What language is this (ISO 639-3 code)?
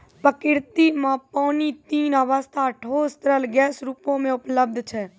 mai